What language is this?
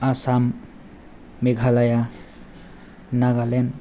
Bodo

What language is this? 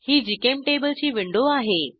Marathi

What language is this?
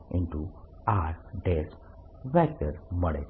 Gujarati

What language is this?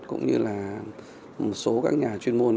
Vietnamese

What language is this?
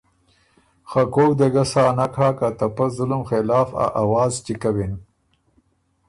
Ormuri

